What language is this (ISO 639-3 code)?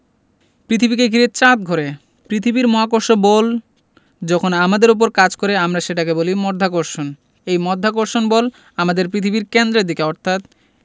ben